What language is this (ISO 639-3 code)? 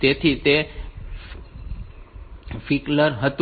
guj